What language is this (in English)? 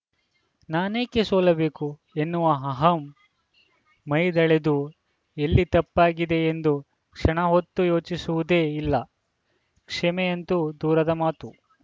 Kannada